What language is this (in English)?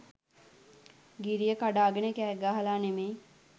Sinhala